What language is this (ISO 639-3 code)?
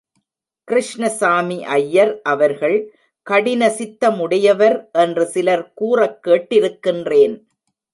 tam